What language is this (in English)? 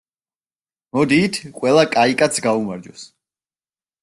Georgian